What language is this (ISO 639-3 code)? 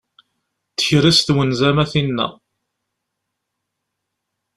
kab